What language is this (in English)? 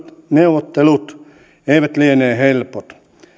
Finnish